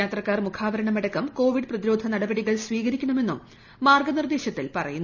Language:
Malayalam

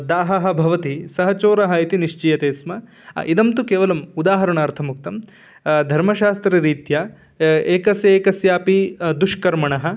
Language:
Sanskrit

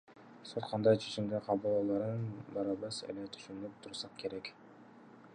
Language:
Kyrgyz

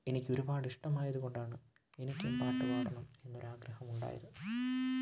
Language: Malayalam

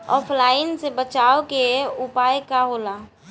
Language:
Bhojpuri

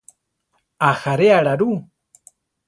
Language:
Central Tarahumara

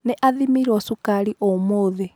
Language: Kikuyu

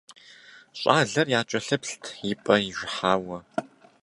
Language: Kabardian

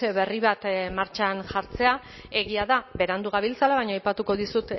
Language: Basque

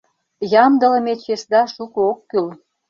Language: Mari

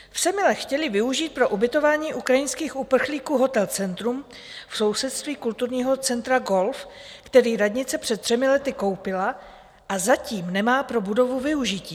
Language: Czech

